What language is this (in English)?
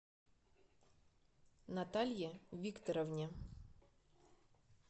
Russian